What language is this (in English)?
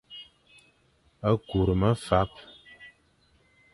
Fang